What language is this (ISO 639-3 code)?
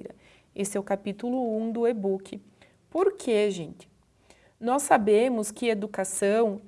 por